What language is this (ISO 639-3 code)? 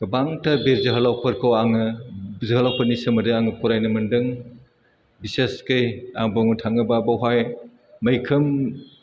brx